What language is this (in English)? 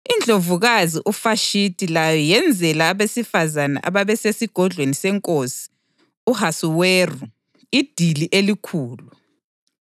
North Ndebele